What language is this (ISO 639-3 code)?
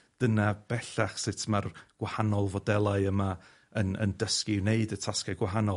cym